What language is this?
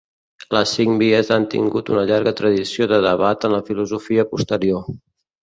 Catalan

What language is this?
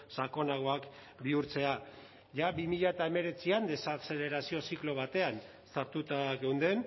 Basque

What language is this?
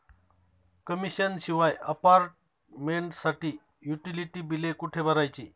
Marathi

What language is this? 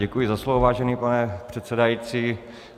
Czech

